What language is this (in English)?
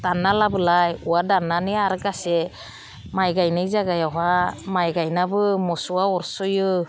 Bodo